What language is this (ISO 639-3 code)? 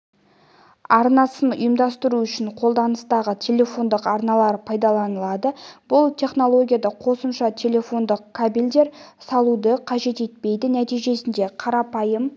kaz